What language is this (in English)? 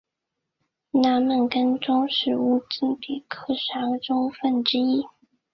Chinese